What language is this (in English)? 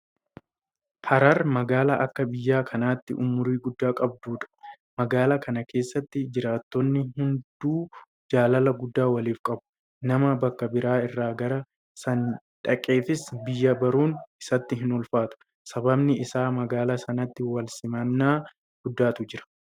Oromo